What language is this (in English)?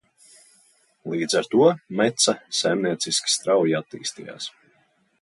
Latvian